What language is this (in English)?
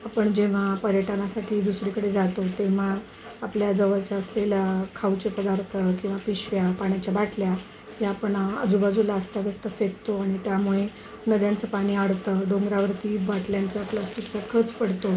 Marathi